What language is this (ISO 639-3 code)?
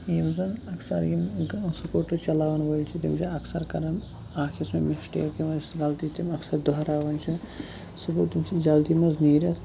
kas